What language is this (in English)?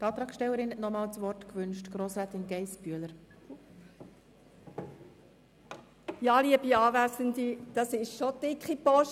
Swiss German